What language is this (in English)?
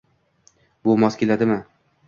Uzbek